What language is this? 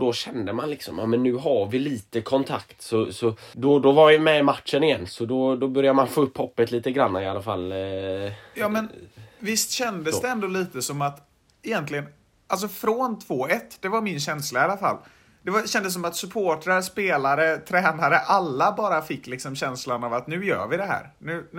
Swedish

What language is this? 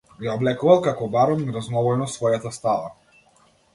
Macedonian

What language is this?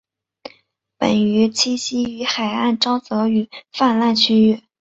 Chinese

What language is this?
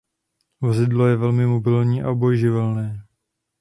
Czech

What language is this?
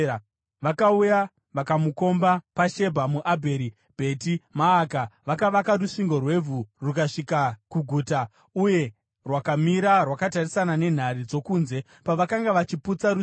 Shona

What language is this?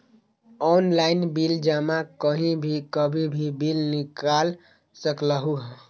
Magahi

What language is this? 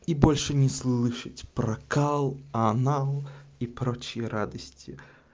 Russian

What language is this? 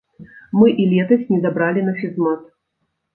Belarusian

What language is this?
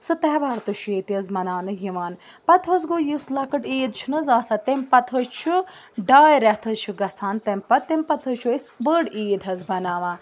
Kashmiri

